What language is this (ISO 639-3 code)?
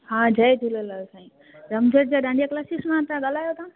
snd